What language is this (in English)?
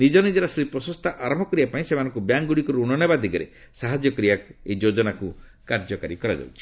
Odia